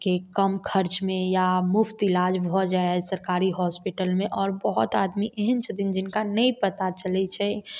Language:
Maithili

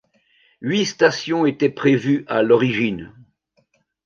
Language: French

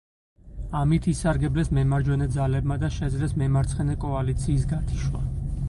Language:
Georgian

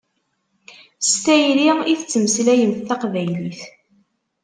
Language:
Kabyle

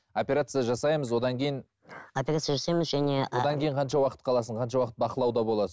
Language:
Kazakh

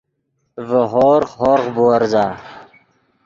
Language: Yidgha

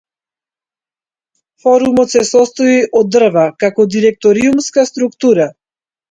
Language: Macedonian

